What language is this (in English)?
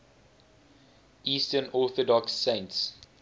English